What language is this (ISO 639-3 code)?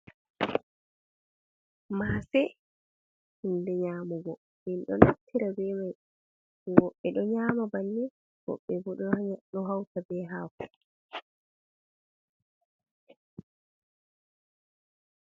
ful